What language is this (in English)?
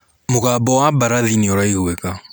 Kikuyu